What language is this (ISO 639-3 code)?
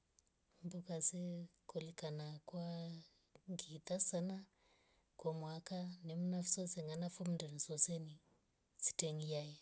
rof